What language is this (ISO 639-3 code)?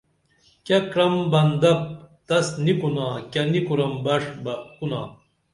dml